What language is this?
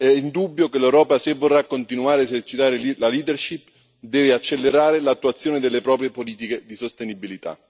Italian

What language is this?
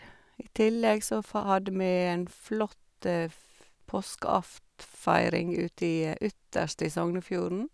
Norwegian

